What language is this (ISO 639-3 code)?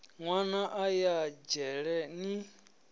ven